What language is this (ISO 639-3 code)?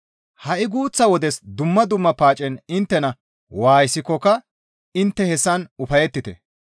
gmv